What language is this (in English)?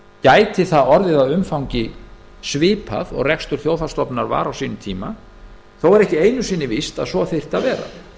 Icelandic